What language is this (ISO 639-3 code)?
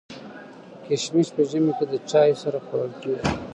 pus